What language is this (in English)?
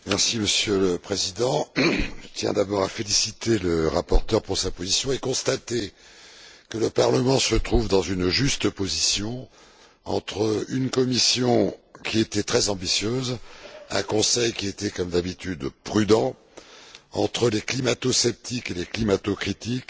French